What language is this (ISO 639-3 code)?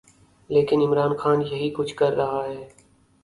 urd